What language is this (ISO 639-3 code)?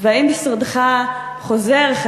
heb